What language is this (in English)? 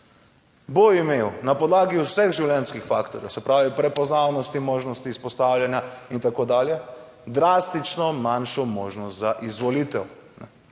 Slovenian